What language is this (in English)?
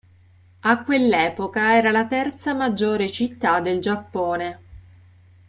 Italian